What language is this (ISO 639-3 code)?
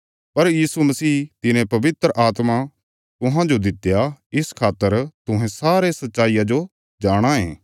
kfs